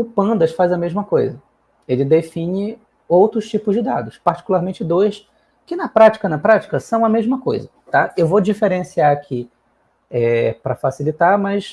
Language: Portuguese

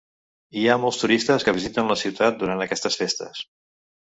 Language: Catalan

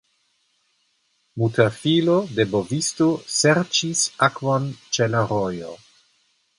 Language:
Esperanto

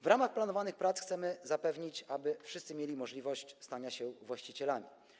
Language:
Polish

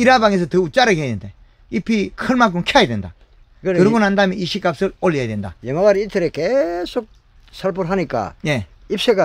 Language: Korean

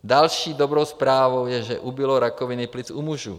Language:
Czech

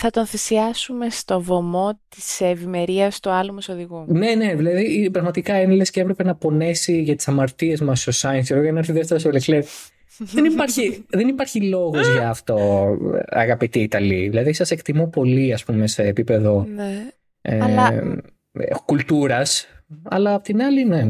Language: Greek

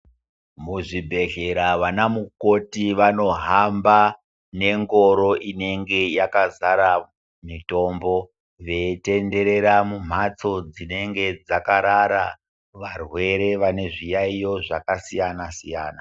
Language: Ndau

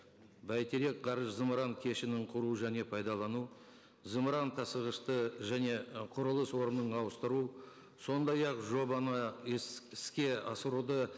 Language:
Kazakh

